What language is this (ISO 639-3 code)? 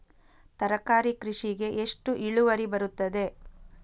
kan